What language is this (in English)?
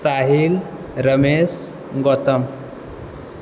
Maithili